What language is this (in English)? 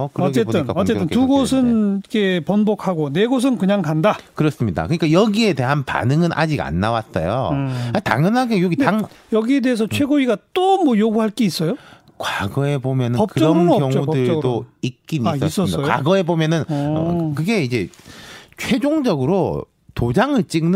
Korean